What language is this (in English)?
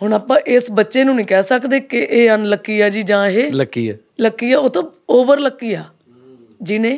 Punjabi